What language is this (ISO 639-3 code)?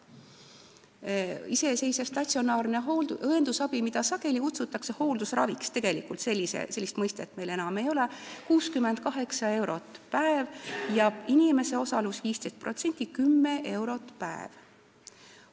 est